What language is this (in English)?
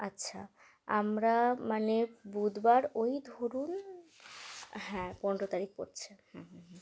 Bangla